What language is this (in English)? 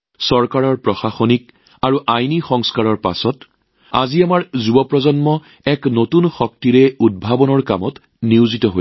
Assamese